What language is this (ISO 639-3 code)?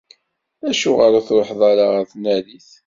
kab